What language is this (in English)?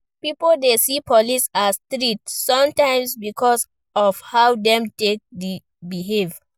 Nigerian Pidgin